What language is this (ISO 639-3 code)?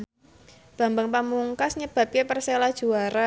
jav